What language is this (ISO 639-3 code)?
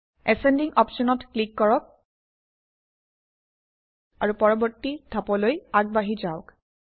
asm